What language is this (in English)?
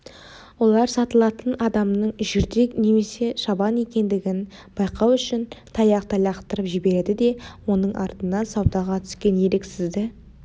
Kazakh